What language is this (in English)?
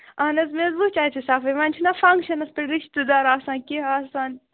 Kashmiri